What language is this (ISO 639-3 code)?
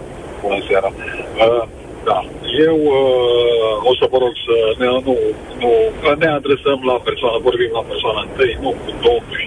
ron